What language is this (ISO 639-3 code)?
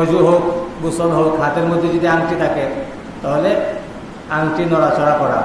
ben